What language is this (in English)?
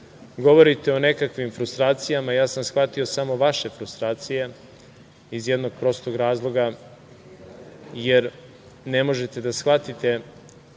Serbian